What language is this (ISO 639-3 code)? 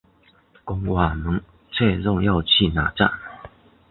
zho